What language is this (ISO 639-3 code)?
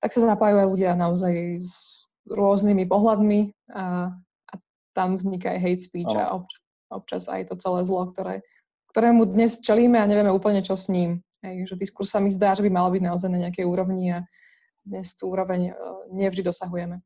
slk